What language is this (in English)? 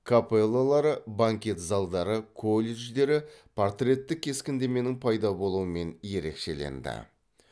Kazakh